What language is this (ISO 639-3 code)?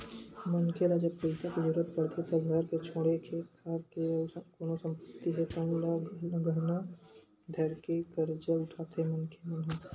hne